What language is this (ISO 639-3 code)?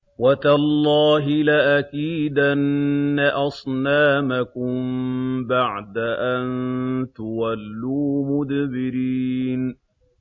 ara